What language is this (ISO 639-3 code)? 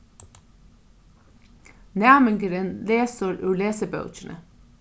fao